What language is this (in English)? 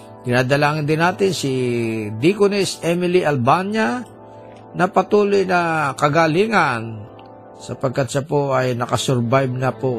Filipino